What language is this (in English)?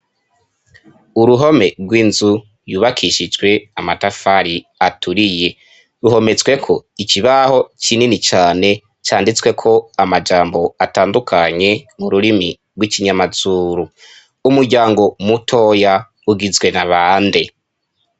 Rundi